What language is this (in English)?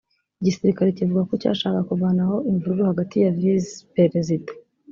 Kinyarwanda